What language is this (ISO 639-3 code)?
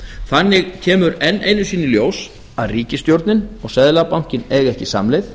isl